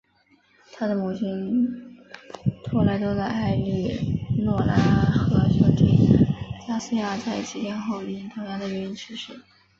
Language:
Chinese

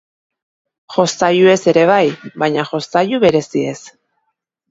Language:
Basque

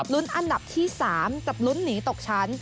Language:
Thai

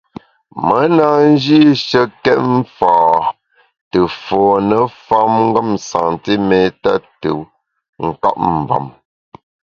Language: Bamun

